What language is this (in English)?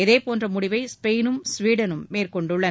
Tamil